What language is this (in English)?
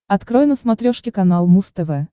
Russian